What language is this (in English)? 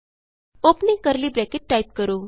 Punjabi